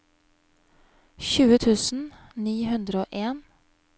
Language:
Norwegian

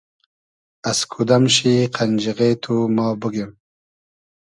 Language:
Hazaragi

